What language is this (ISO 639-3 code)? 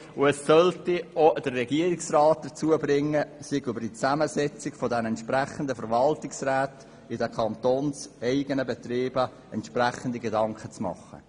gsw